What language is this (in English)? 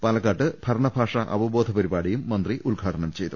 Malayalam